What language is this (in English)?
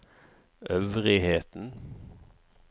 Norwegian